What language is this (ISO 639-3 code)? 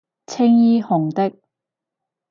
yue